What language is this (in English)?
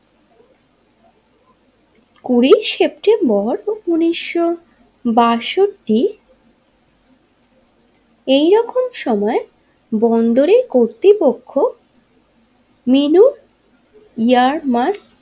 Bangla